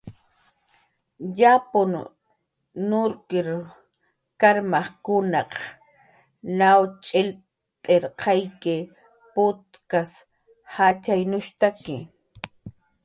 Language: Jaqaru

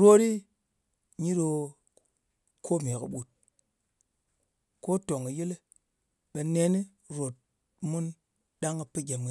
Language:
Ngas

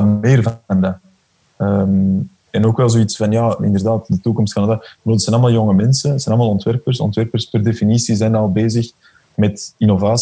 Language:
Dutch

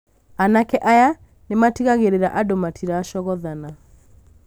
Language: Kikuyu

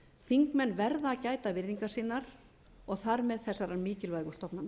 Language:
Icelandic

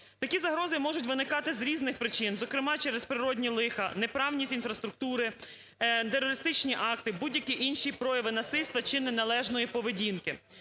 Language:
Ukrainian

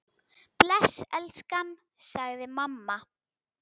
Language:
Icelandic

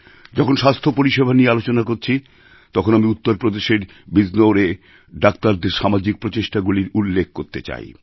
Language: Bangla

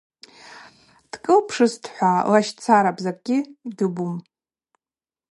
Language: Abaza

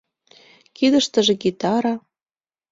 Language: Mari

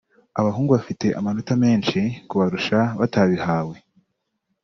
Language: Kinyarwanda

